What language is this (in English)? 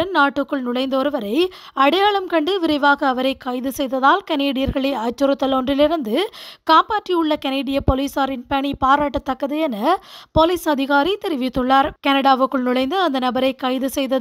Romanian